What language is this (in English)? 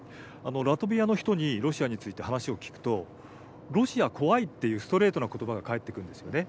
Japanese